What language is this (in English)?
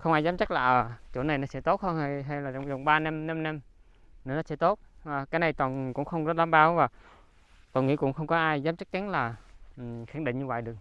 Vietnamese